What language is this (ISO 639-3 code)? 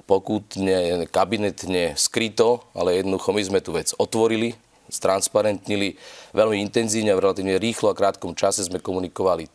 slk